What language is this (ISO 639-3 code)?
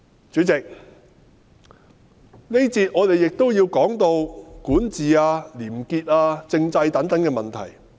yue